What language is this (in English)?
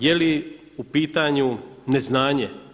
Croatian